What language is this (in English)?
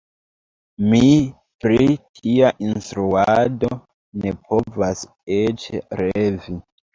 Esperanto